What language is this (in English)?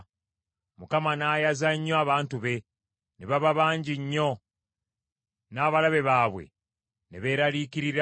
Ganda